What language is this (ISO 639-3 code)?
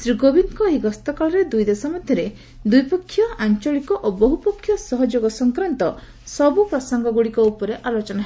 ori